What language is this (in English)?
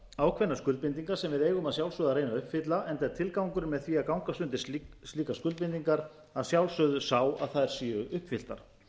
Icelandic